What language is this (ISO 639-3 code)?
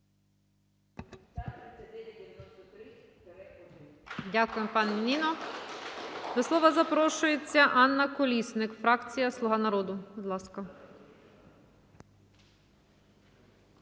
ukr